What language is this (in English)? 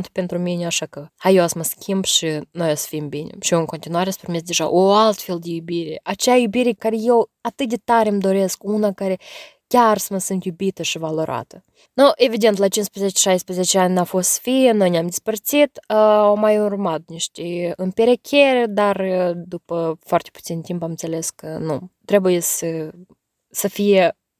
Romanian